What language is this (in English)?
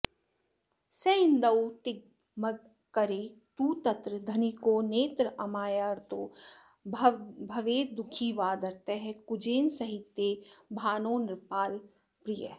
Sanskrit